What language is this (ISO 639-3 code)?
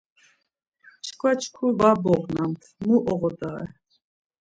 lzz